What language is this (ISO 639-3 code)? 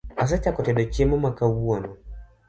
luo